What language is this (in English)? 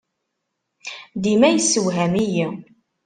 Kabyle